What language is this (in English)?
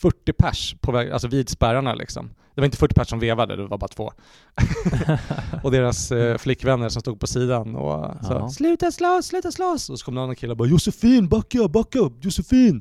Swedish